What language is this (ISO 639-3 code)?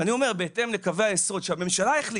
heb